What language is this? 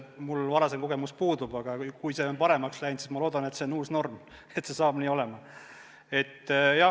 Estonian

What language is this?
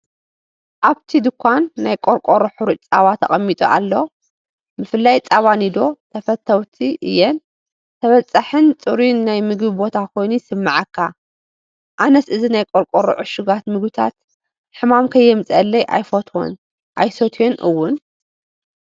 Tigrinya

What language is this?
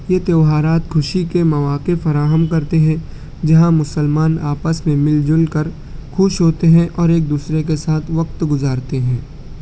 Urdu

